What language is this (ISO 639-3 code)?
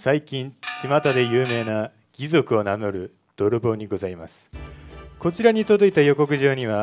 jpn